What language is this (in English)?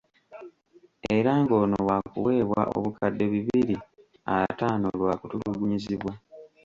Ganda